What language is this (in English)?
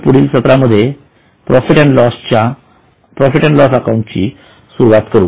Marathi